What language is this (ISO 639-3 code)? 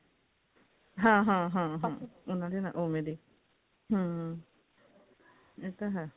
pan